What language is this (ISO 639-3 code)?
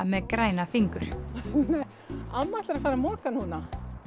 isl